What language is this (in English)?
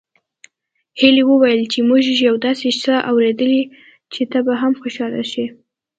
Pashto